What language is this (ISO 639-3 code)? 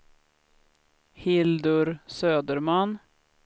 swe